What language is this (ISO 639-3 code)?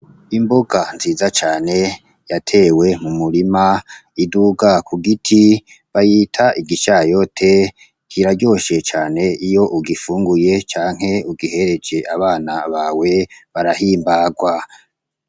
run